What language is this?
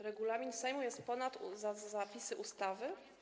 Polish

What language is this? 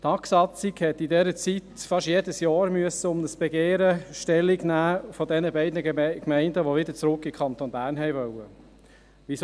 Swiss German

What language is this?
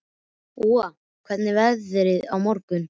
Icelandic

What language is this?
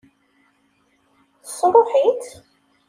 Kabyle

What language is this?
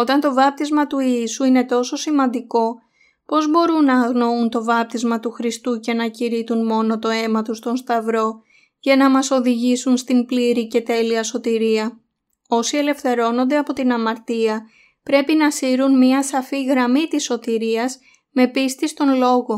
Greek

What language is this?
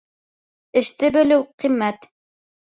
Bashkir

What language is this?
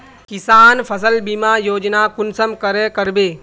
Magahi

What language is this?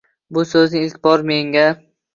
Uzbek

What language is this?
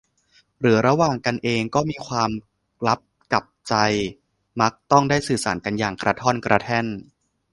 Thai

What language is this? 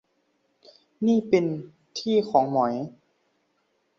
Thai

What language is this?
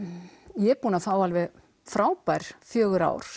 Icelandic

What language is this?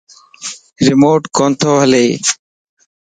Lasi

